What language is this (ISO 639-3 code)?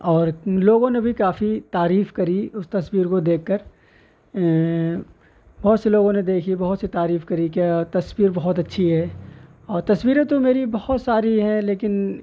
urd